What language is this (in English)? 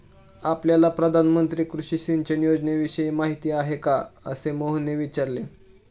Marathi